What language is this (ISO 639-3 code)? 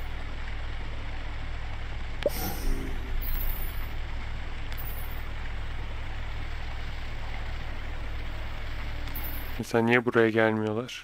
tur